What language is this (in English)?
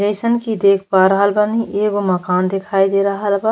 Bhojpuri